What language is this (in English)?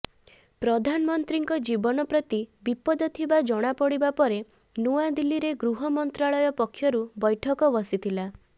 Odia